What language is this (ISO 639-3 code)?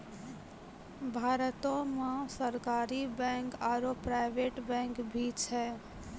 mai